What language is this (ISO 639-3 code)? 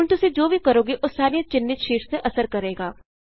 pan